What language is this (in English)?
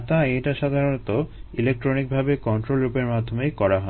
Bangla